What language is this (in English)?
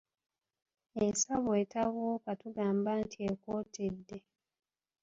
Ganda